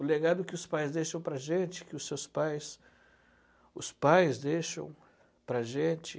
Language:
Portuguese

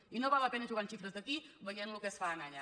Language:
Catalan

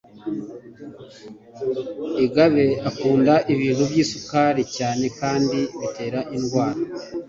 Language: Kinyarwanda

